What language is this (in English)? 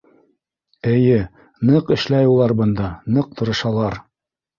Bashkir